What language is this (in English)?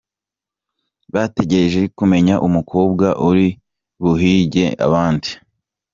Kinyarwanda